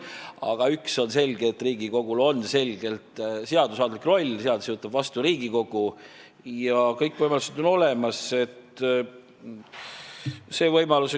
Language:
Estonian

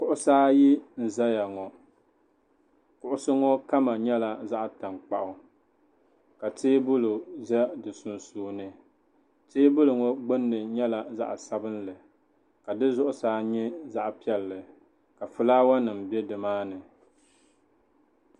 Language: Dagbani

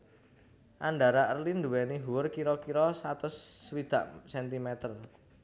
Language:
Javanese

